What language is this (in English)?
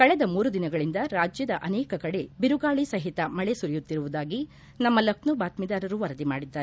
Kannada